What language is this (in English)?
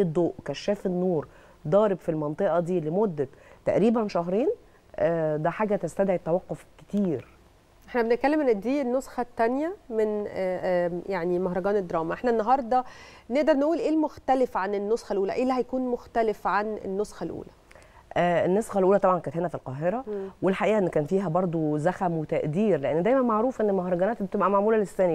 Arabic